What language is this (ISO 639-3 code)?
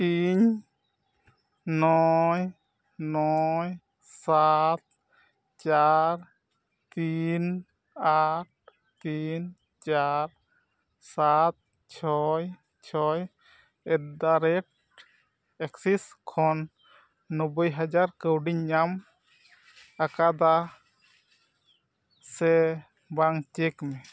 sat